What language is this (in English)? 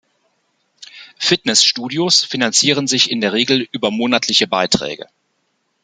German